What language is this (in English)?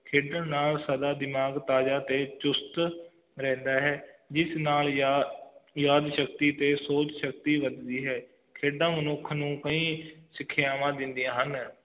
Punjabi